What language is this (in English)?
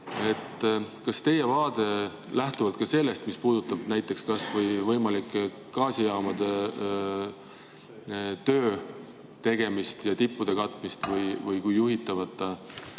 Estonian